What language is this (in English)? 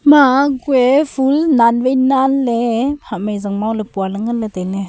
Wancho Naga